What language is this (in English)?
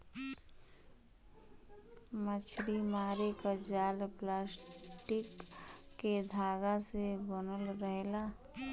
Bhojpuri